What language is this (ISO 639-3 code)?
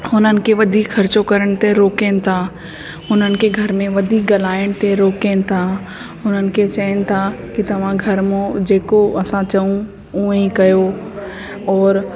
snd